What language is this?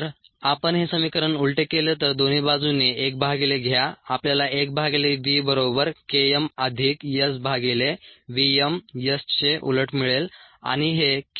Marathi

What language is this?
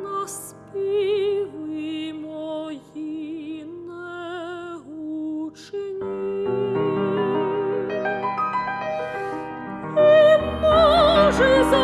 Ukrainian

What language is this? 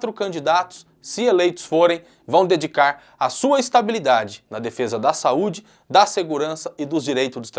Portuguese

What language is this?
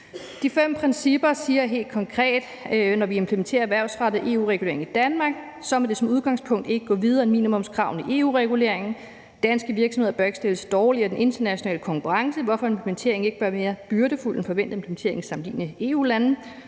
Danish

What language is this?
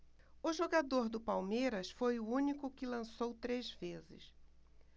Portuguese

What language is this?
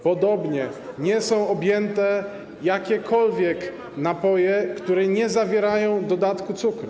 Polish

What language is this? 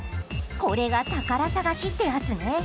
Japanese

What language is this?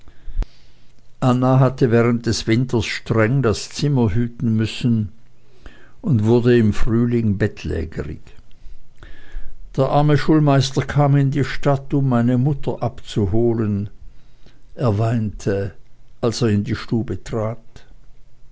German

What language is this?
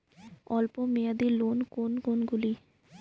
Bangla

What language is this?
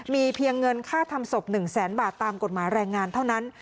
Thai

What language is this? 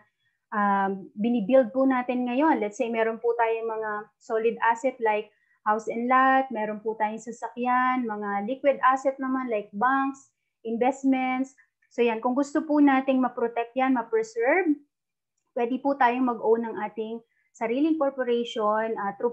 Filipino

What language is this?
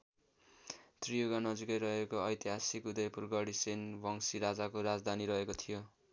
Nepali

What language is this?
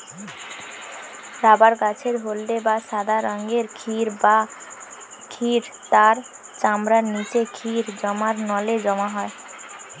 Bangla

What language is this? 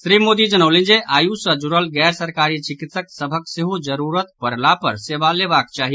Maithili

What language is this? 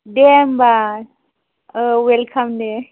Bodo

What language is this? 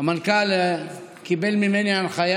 Hebrew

